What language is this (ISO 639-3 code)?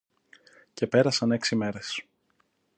ell